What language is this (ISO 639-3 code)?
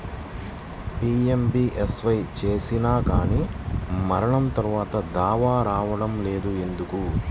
tel